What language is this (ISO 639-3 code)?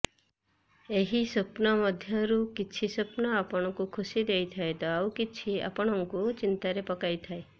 ori